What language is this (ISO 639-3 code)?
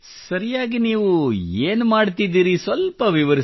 kan